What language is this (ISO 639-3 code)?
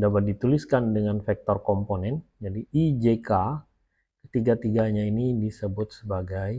ind